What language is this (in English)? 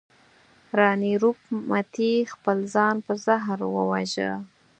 Pashto